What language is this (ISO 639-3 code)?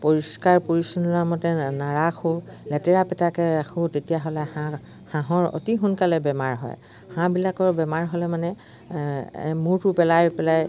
asm